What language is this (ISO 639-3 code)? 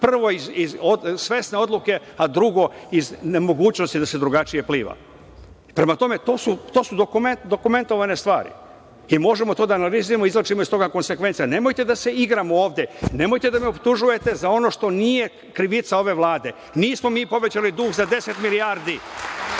srp